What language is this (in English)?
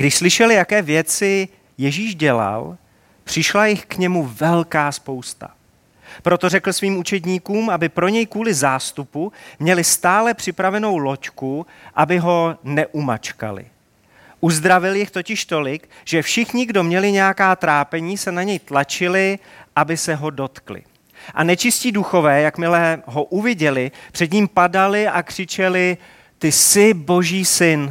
Czech